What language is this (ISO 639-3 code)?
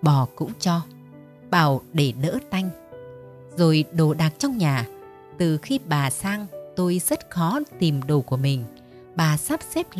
vie